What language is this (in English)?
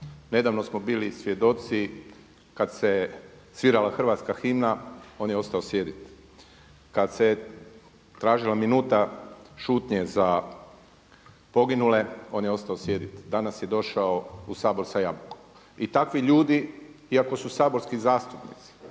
Croatian